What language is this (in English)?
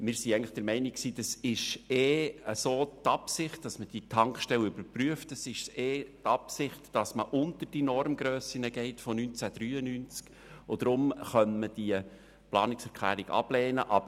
Swiss German